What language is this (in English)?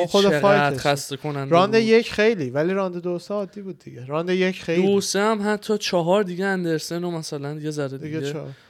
Persian